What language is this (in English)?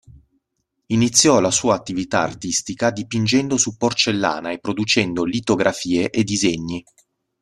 Italian